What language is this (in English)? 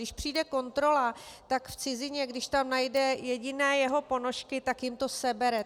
Czech